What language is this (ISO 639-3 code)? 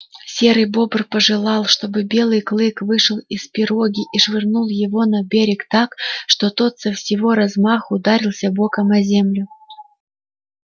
rus